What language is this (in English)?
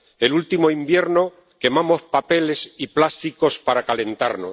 Spanish